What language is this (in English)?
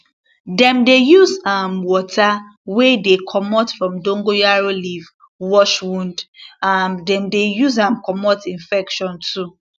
Nigerian Pidgin